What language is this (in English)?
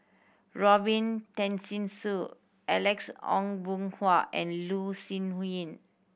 English